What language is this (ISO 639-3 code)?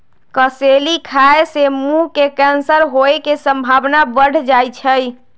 mag